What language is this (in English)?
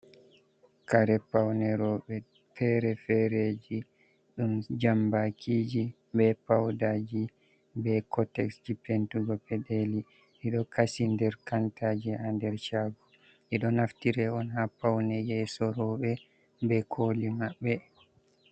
Fula